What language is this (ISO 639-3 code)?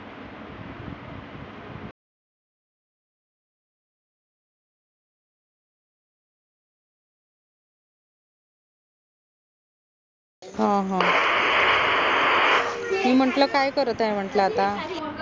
mar